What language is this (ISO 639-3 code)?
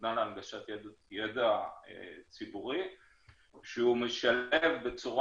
heb